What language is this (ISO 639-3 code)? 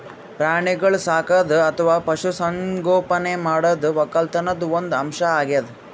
kan